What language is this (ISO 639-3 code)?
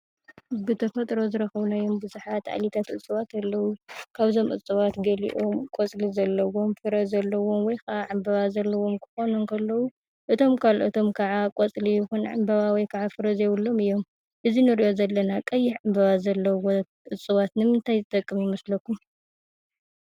tir